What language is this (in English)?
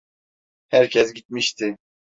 Turkish